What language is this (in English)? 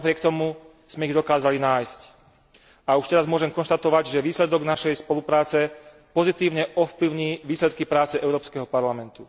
Slovak